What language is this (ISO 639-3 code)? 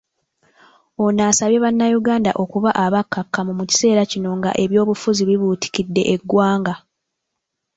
lug